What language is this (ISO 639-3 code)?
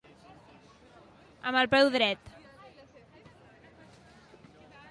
cat